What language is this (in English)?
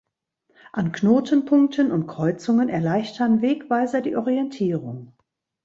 German